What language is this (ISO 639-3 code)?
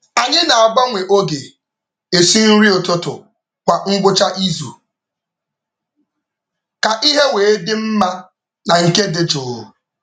ibo